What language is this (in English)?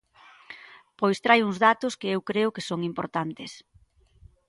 Galician